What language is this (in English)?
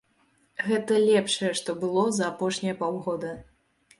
Belarusian